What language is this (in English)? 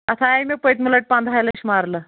Kashmiri